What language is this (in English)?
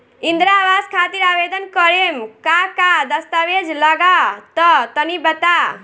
Bhojpuri